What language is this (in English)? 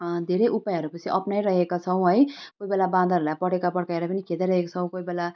Nepali